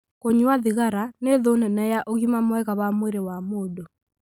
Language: Kikuyu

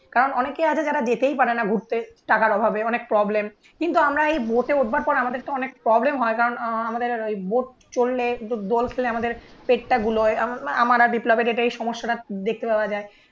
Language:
Bangla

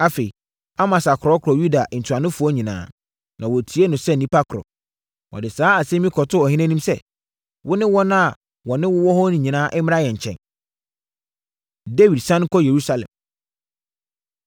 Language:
Akan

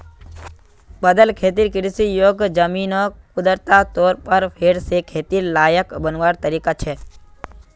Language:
Magahi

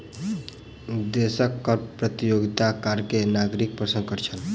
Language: Maithili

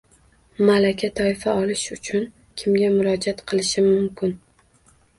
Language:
Uzbek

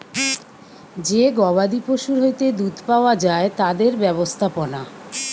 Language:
Bangla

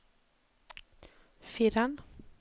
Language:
Norwegian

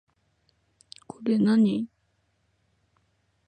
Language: Japanese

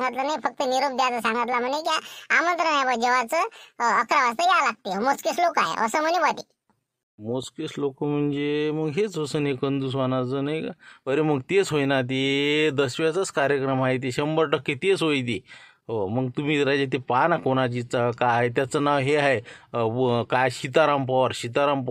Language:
Marathi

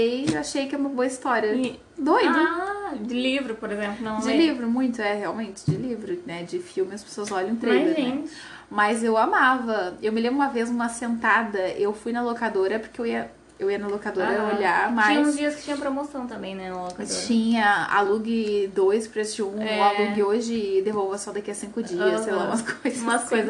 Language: Portuguese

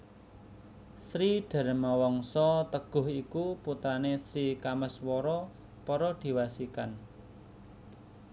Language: Javanese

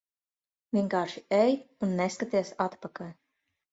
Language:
Latvian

